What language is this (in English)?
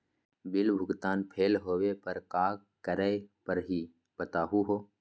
Magahi